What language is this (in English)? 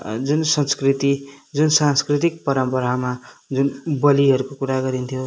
Nepali